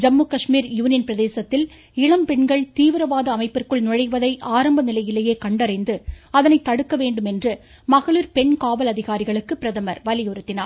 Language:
Tamil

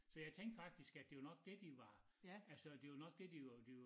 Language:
Danish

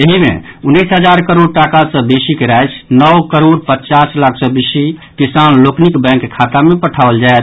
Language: Maithili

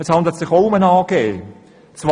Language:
Swiss German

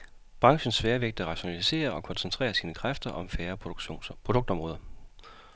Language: Danish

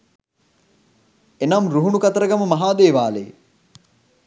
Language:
Sinhala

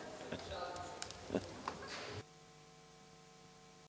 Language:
Serbian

